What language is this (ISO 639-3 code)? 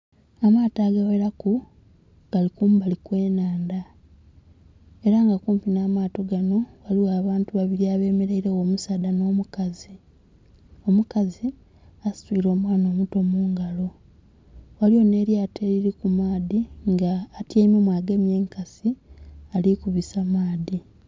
xog